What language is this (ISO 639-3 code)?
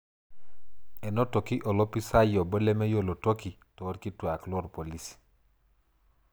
mas